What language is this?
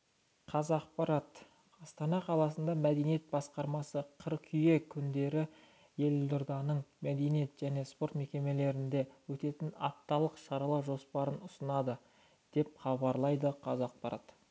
Kazakh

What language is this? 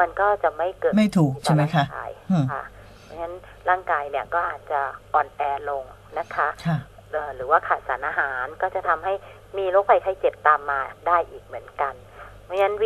Thai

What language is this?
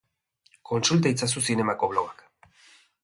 Basque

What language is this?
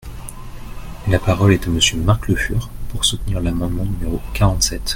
French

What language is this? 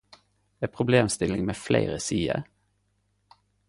Norwegian Nynorsk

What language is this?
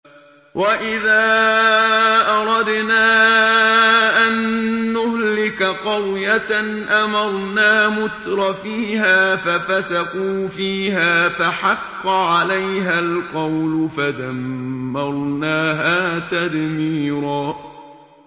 Arabic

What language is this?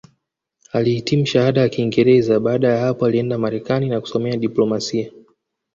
Swahili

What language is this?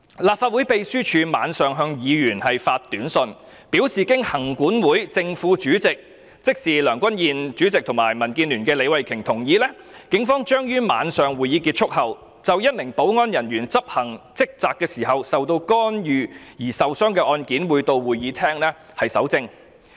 Cantonese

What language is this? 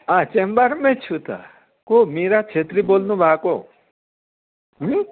Nepali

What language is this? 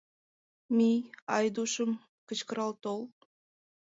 Mari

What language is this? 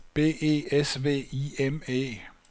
Danish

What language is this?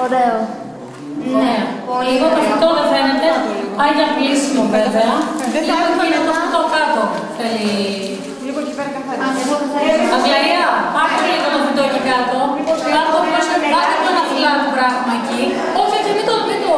Greek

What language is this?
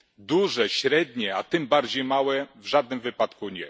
Polish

